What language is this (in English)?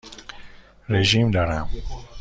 Persian